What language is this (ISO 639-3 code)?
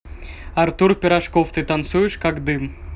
rus